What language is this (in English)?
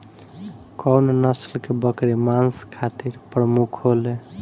Bhojpuri